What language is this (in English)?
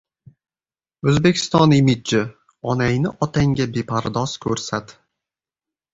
Uzbek